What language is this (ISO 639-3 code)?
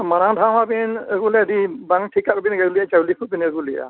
sat